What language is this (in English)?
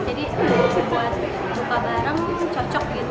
Indonesian